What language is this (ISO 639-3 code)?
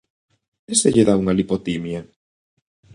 glg